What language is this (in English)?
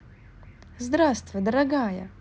Russian